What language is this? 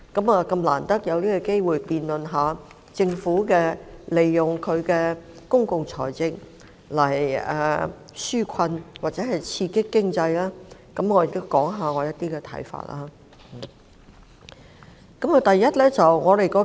Cantonese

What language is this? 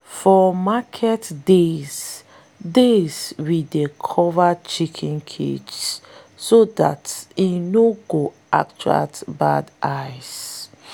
Nigerian Pidgin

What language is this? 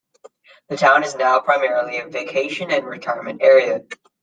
English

